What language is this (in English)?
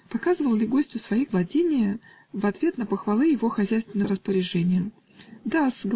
Russian